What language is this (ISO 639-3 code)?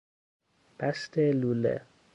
fas